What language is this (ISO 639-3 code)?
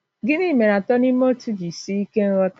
ibo